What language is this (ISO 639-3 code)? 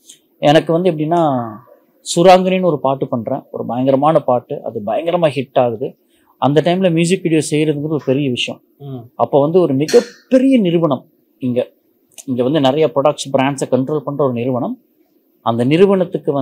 tam